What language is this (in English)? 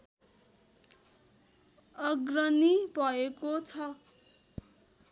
Nepali